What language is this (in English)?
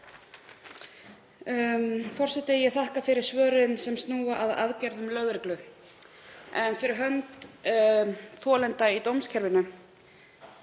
Icelandic